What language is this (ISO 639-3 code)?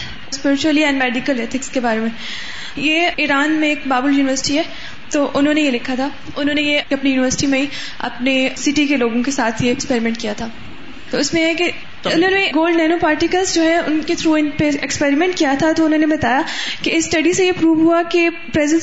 urd